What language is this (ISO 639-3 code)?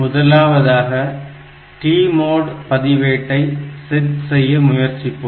tam